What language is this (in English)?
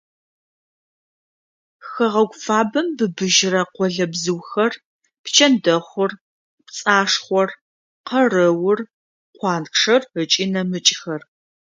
Adyghe